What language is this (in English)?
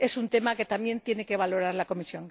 Spanish